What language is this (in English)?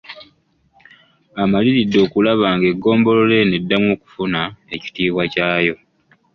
Ganda